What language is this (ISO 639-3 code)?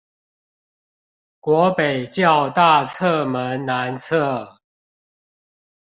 zho